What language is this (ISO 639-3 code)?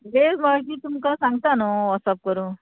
kok